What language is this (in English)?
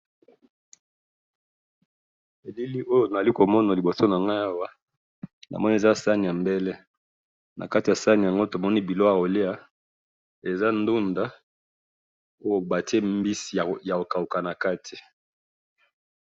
Lingala